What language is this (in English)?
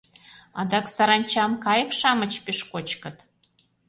Mari